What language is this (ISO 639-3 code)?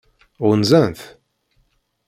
kab